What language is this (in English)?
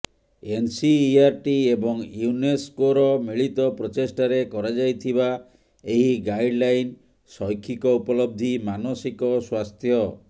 Odia